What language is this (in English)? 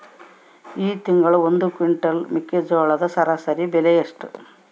Kannada